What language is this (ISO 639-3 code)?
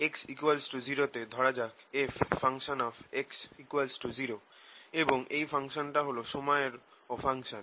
ben